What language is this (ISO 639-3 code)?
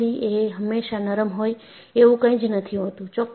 guj